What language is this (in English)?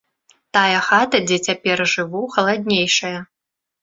Belarusian